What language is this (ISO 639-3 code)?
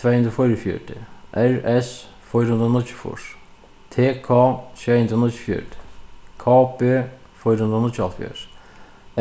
fao